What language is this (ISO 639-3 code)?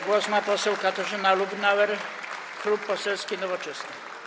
pol